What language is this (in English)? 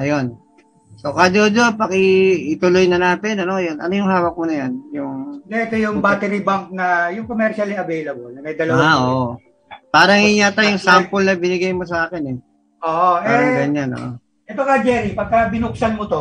Filipino